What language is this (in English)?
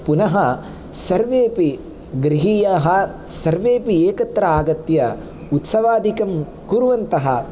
Sanskrit